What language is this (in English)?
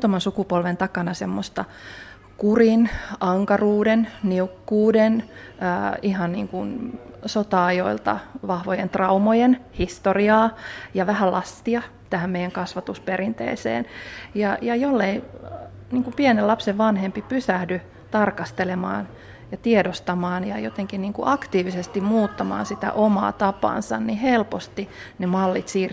Finnish